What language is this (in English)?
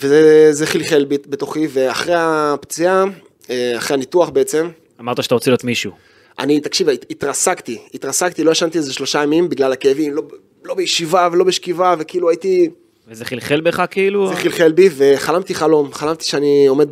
Hebrew